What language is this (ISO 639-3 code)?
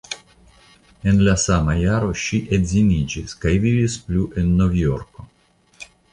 epo